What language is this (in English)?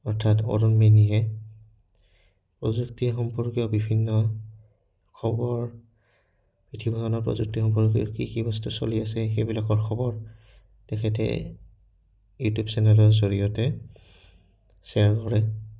Assamese